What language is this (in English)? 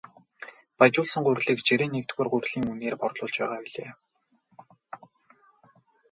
Mongolian